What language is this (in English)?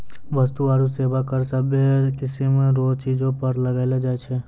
Maithili